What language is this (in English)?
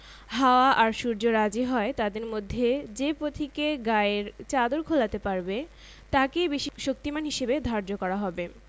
Bangla